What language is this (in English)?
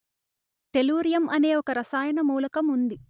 Telugu